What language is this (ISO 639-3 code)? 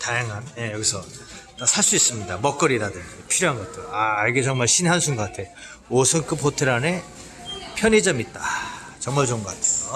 kor